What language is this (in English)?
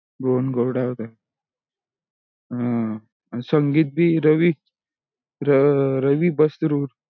Marathi